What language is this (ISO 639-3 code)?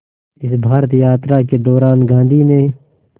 hin